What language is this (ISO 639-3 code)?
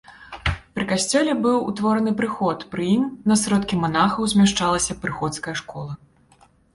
bel